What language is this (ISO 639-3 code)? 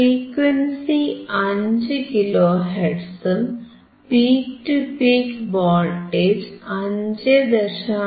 mal